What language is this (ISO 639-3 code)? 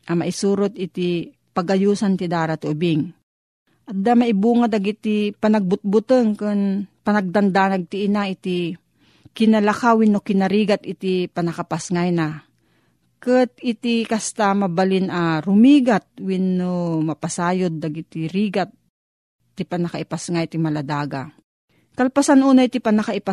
fil